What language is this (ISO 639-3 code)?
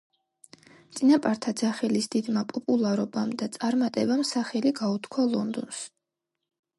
kat